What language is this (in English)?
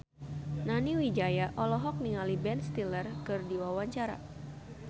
Sundanese